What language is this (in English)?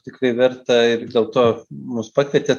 Lithuanian